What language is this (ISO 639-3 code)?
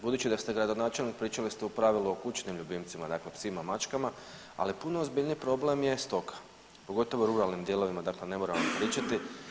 hrv